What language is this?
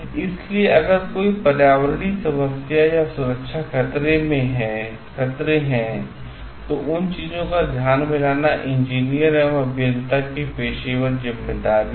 Hindi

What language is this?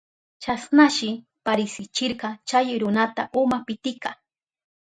Southern Pastaza Quechua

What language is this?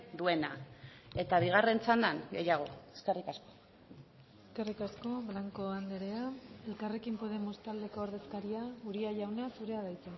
Basque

